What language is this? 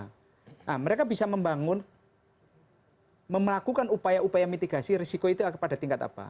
Indonesian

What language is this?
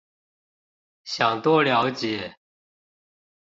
Chinese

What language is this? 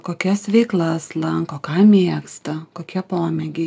Lithuanian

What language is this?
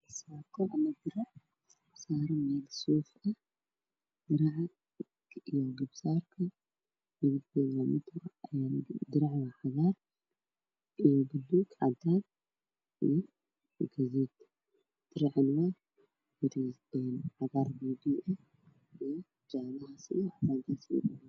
Somali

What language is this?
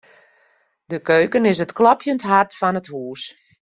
Western Frisian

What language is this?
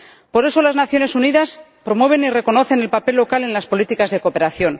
Spanish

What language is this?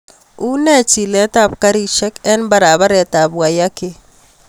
Kalenjin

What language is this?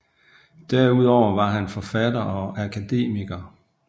Danish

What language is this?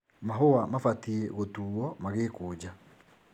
Kikuyu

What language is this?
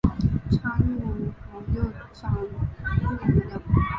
Chinese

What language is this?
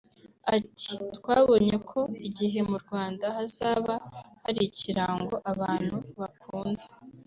Kinyarwanda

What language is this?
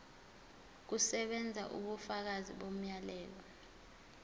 Zulu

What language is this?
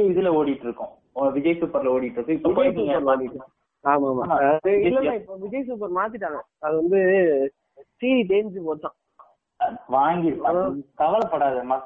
Tamil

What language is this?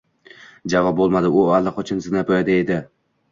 Uzbek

